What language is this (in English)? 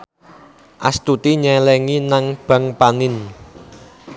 Javanese